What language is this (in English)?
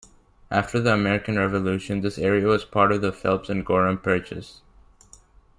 English